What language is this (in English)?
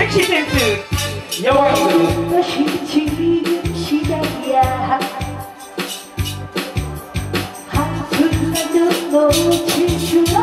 Korean